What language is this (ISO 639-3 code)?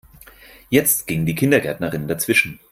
deu